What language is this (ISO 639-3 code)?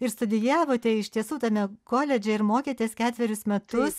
lit